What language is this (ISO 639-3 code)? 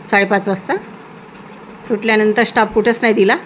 mar